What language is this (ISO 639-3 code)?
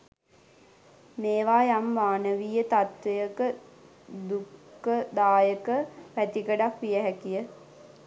sin